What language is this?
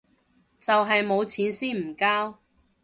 Cantonese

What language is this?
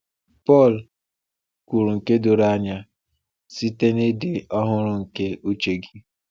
Igbo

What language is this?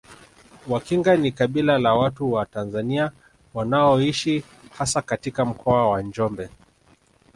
Swahili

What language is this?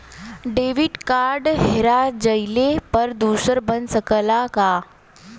Bhojpuri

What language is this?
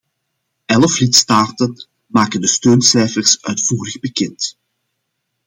Dutch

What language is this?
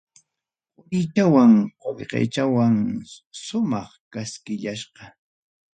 Ayacucho Quechua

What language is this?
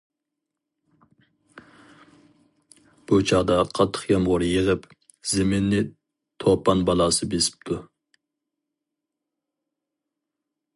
Uyghur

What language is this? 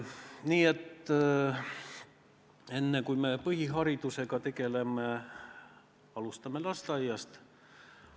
Estonian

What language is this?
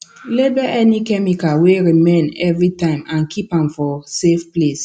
Nigerian Pidgin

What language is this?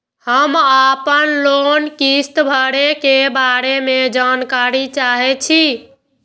Maithili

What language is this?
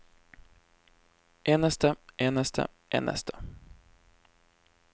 Norwegian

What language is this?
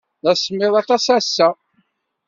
Kabyle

